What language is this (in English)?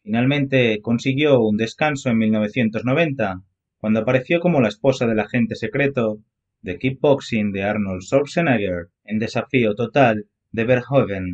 Spanish